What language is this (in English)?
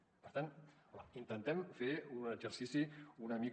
Catalan